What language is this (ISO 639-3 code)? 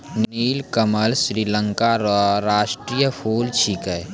mai